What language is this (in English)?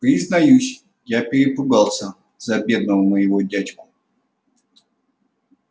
Russian